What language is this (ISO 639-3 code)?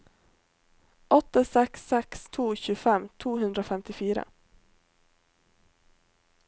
nor